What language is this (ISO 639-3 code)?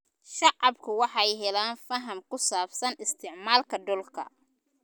som